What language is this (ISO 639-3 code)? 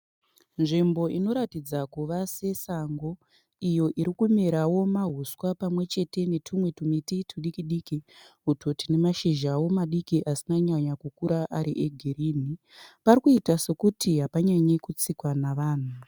sna